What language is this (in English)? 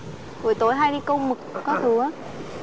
Vietnamese